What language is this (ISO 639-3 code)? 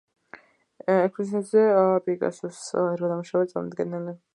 kat